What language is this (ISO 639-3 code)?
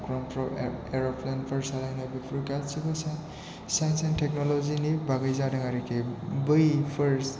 brx